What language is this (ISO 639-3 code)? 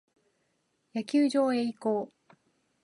jpn